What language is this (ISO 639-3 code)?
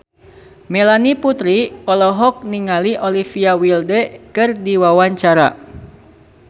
sun